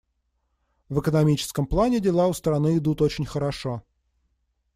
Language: Russian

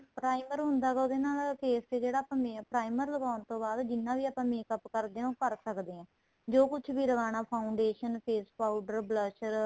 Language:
Punjabi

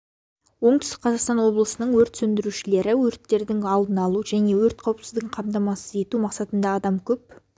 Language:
Kazakh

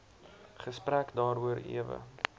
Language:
Afrikaans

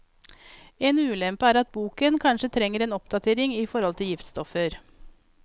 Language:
Norwegian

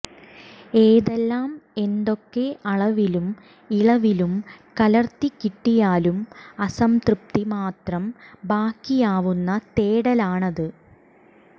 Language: Malayalam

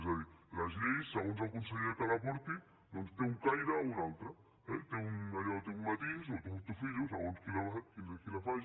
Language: Catalan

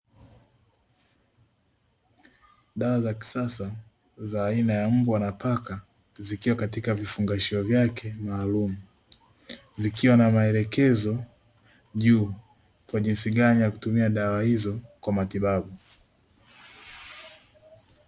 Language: Swahili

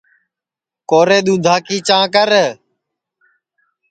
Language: Sansi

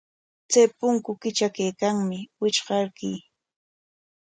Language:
Corongo Ancash Quechua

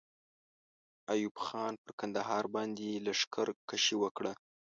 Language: Pashto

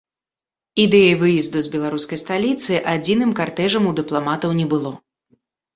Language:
Belarusian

